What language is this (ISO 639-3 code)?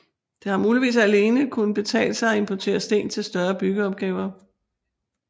dan